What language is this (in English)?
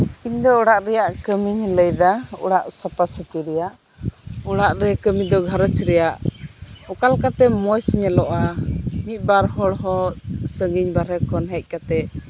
Santali